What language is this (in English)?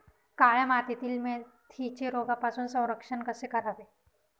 Marathi